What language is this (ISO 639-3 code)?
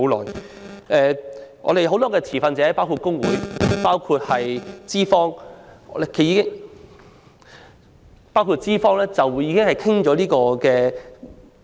yue